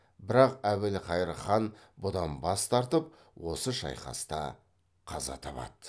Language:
Kazakh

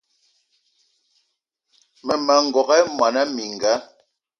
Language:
Eton (Cameroon)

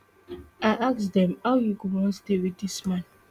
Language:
Nigerian Pidgin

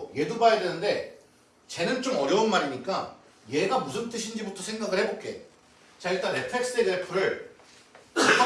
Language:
Korean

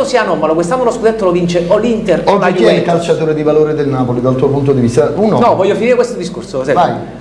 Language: Italian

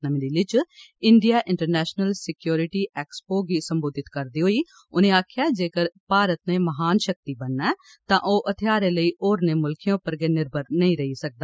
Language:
Dogri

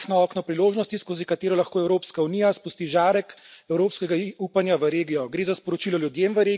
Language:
Slovenian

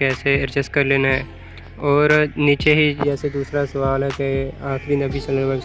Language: Urdu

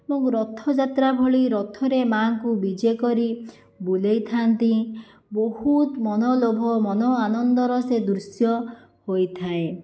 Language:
Odia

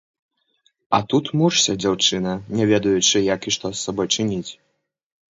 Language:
Belarusian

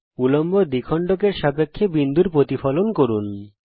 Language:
Bangla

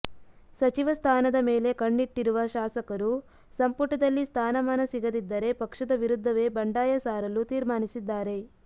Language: Kannada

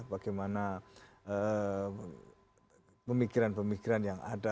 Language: Indonesian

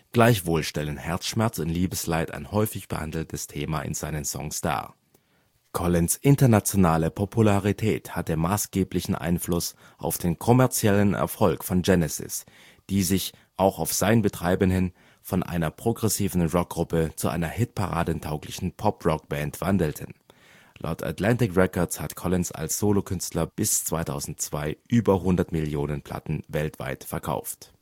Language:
German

